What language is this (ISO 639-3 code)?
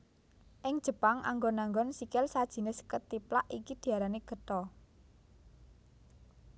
jav